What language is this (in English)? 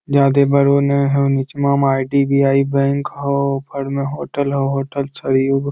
Magahi